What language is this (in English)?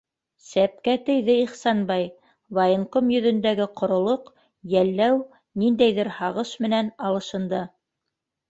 Bashkir